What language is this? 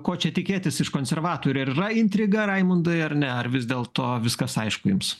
Lithuanian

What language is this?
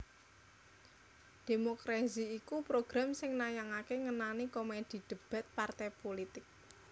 Javanese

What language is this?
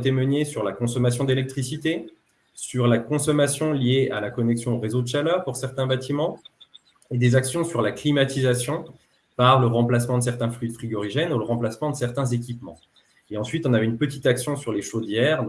French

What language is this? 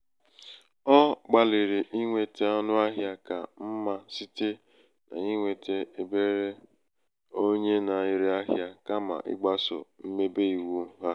Igbo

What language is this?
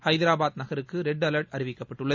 Tamil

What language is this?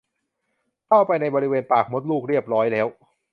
Thai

